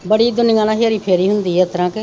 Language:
Punjabi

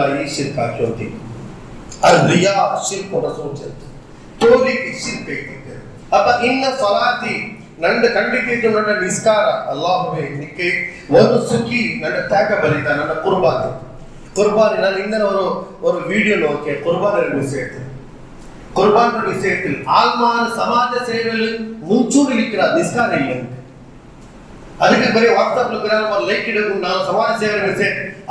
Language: Urdu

